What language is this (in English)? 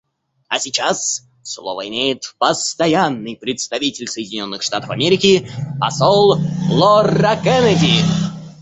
Russian